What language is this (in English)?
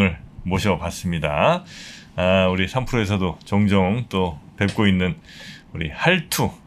Korean